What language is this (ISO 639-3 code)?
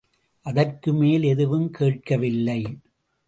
tam